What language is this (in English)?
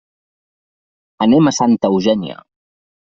Catalan